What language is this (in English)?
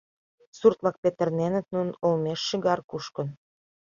Mari